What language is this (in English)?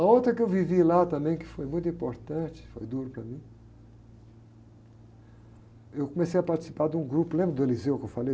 Portuguese